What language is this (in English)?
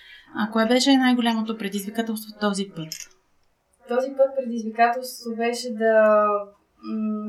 Bulgarian